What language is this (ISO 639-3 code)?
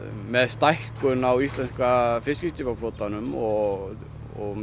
isl